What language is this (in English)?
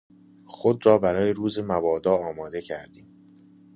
Persian